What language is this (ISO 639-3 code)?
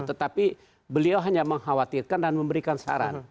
ind